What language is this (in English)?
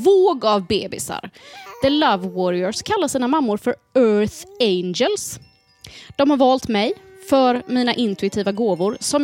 Swedish